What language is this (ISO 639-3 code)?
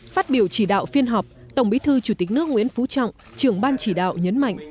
vie